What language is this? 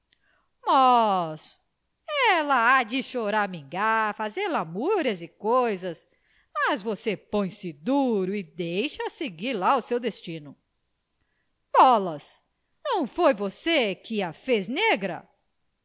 Portuguese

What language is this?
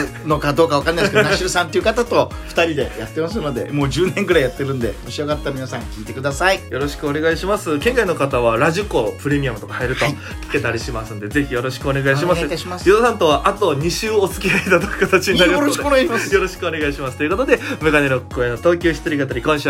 Japanese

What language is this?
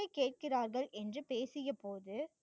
Tamil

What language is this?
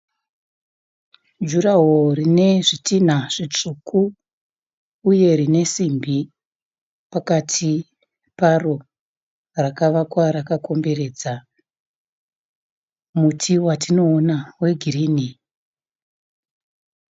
Shona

